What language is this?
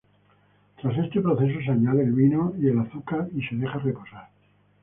Spanish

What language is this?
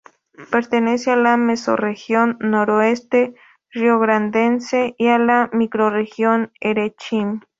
Spanish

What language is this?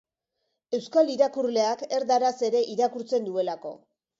Basque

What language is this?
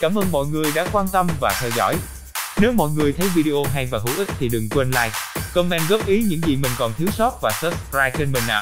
Vietnamese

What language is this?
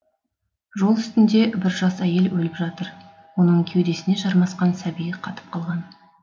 Kazakh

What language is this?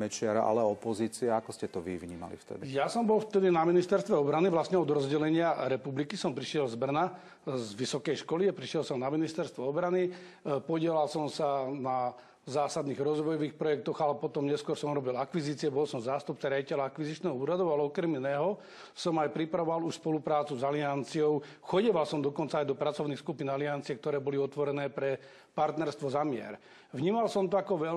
Czech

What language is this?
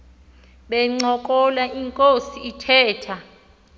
Xhosa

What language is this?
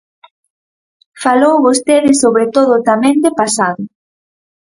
Galician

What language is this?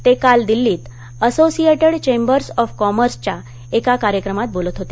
Marathi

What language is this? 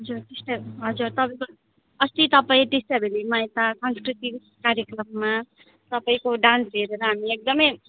Nepali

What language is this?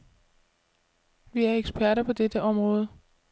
Danish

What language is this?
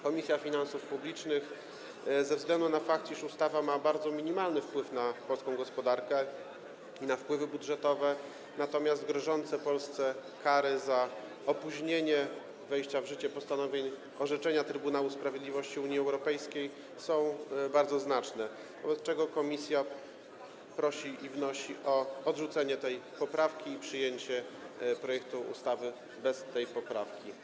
Polish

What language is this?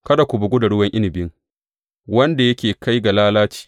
Hausa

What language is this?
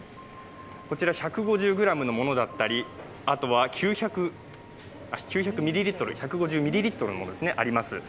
Japanese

